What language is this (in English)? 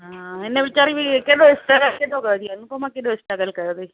Sindhi